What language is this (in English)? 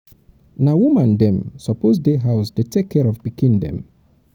Nigerian Pidgin